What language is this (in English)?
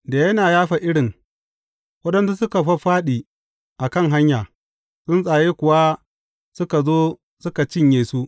Hausa